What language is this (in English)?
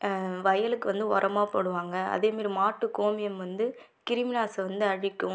Tamil